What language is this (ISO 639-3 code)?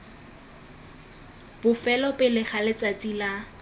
tsn